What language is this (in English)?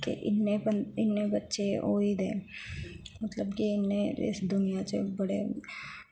Dogri